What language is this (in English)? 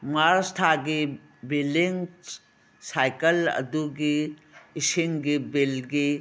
Manipuri